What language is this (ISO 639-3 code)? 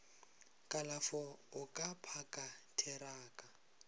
nso